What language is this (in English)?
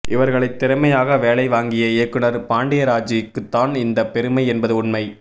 Tamil